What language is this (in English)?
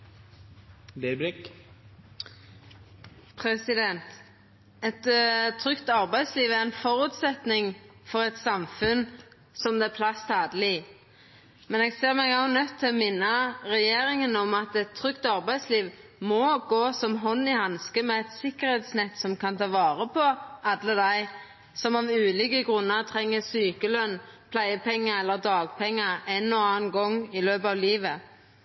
Norwegian